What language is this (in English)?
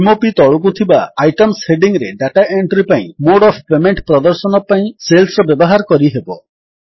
Odia